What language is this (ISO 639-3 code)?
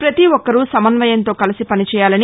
tel